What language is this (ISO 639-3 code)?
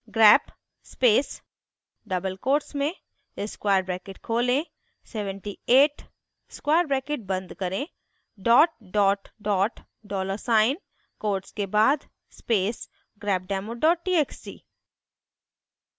hin